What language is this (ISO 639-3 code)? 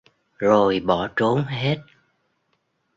vie